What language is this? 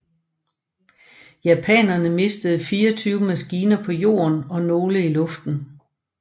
Danish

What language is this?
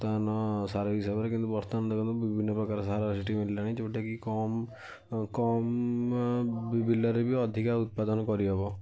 Odia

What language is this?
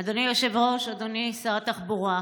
Hebrew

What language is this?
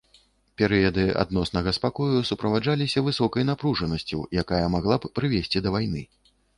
Belarusian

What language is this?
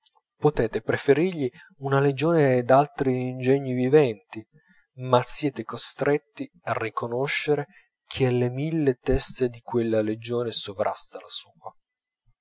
Italian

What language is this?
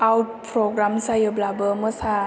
Bodo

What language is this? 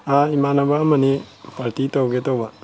Manipuri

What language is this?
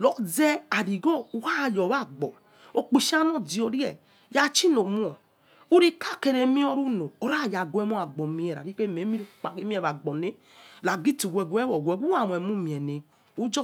Yekhee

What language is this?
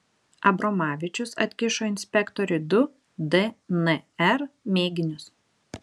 Lithuanian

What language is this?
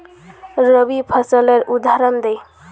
Magahi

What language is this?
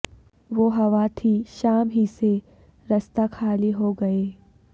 Urdu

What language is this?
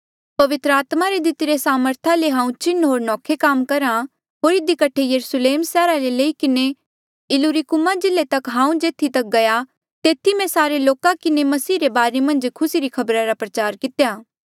Mandeali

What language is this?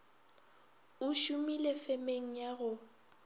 Northern Sotho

